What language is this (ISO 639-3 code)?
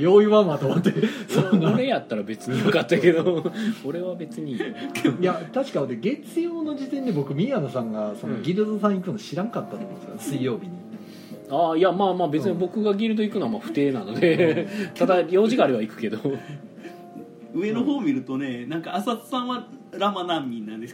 jpn